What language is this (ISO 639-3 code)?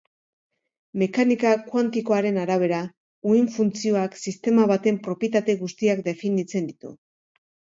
eus